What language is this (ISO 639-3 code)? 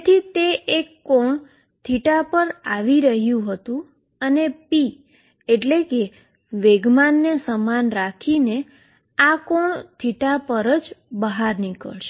guj